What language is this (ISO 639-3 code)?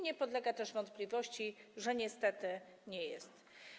pol